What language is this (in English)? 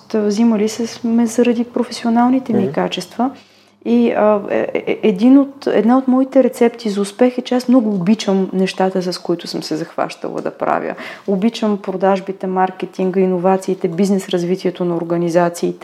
Bulgarian